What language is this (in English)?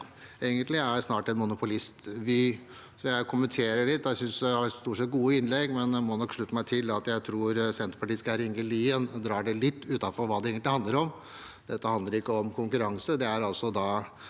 Norwegian